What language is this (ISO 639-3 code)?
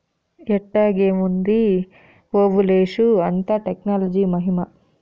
tel